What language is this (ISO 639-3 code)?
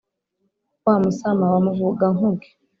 kin